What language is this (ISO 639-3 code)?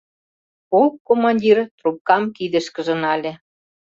chm